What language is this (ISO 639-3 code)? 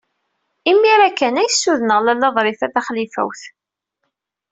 kab